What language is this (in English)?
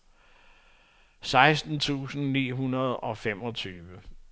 Danish